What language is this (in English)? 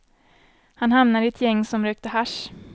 Swedish